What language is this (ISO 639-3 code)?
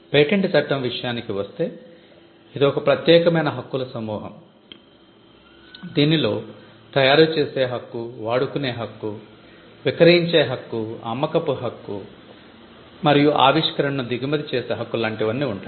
tel